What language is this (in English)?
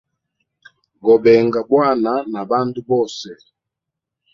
Hemba